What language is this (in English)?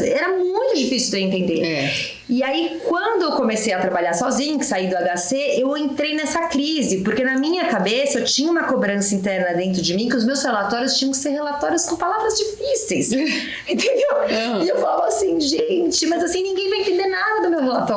Portuguese